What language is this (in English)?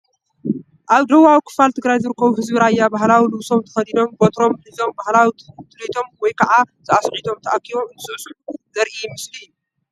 Tigrinya